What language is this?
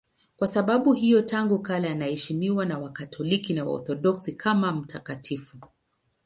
Swahili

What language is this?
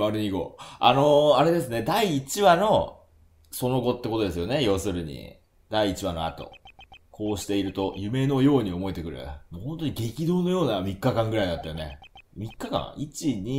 Japanese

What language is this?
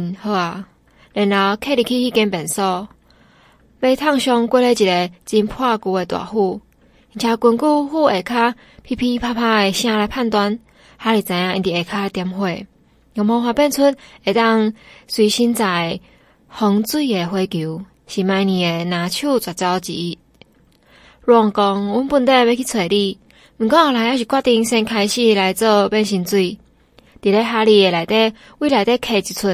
Chinese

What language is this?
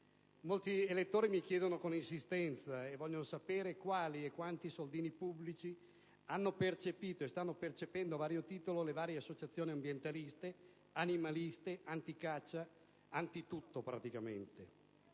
Italian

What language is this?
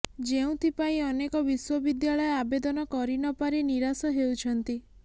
Odia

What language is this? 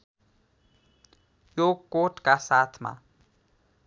Nepali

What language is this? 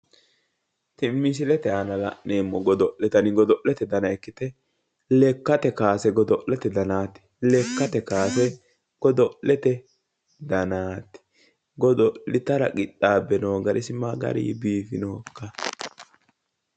Sidamo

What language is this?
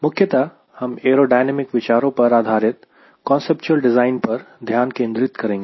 Hindi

